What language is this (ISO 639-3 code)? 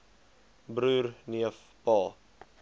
afr